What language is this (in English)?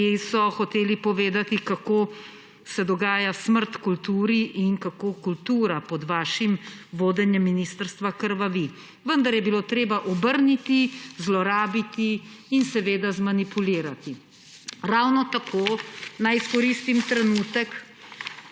Slovenian